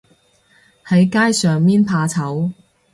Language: Cantonese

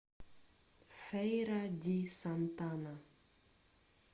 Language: Russian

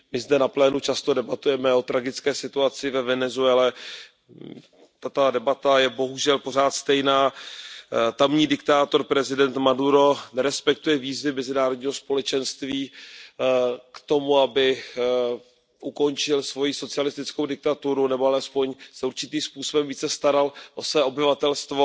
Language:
Czech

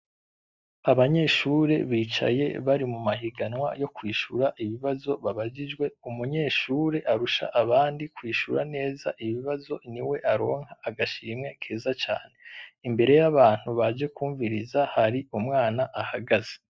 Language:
Rundi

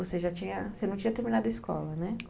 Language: Portuguese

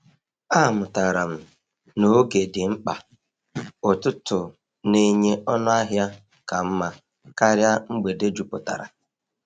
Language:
Igbo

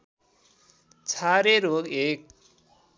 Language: Nepali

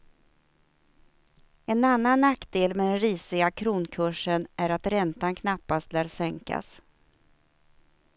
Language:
Swedish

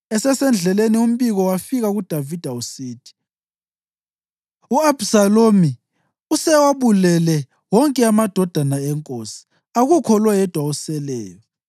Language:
North Ndebele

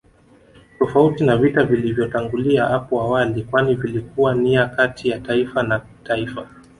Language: Swahili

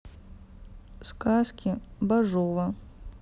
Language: Russian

